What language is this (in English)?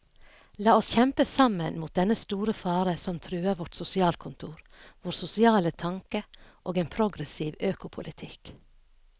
Norwegian